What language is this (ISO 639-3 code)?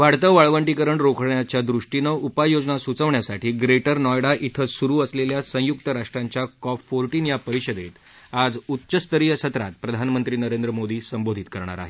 mar